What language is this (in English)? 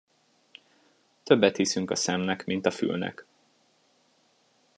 Hungarian